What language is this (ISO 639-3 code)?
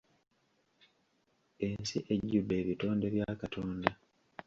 lug